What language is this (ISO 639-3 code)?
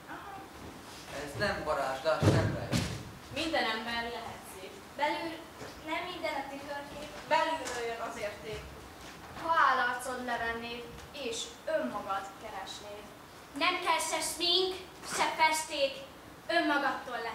hun